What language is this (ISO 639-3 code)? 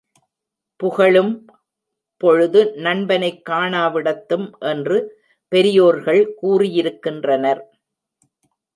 tam